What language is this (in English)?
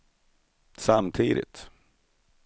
Swedish